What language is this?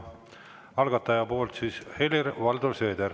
Estonian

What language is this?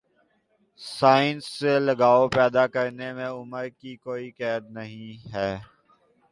Urdu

